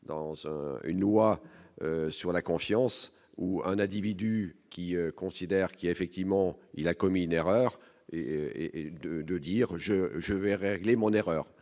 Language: French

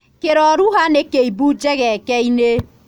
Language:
Kikuyu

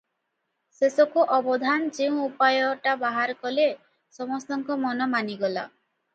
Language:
Odia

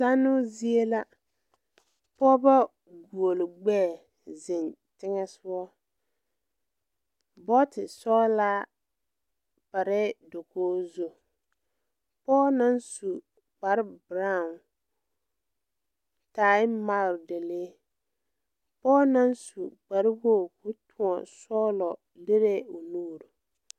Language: Southern Dagaare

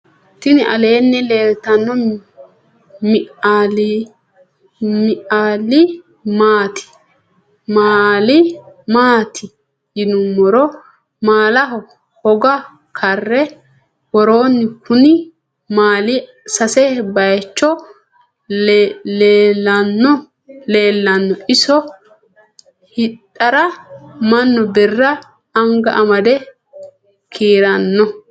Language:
Sidamo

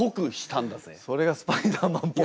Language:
Japanese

